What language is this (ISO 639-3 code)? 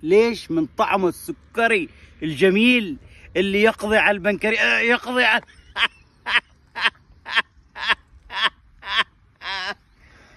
ara